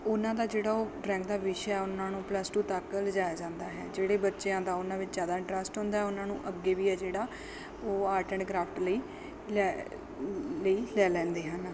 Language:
Punjabi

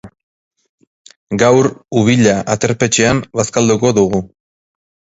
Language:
Basque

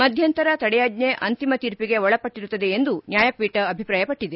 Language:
Kannada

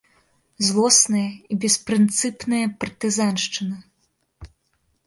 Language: Belarusian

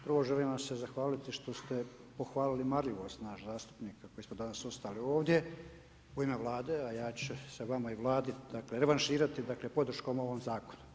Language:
Croatian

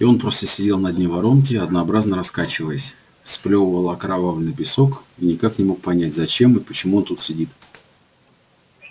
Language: Russian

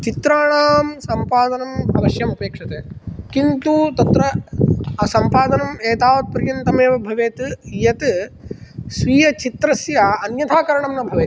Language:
Sanskrit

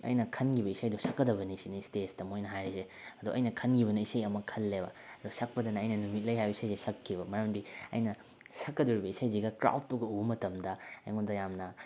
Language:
Manipuri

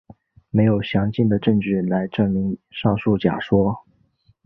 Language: Chinese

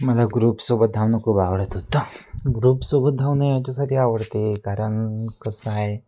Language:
Marathi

